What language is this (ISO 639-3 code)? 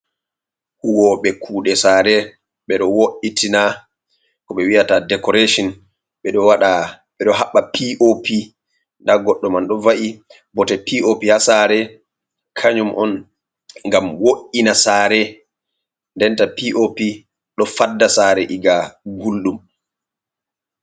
ful